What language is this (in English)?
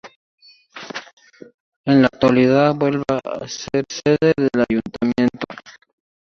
Spanish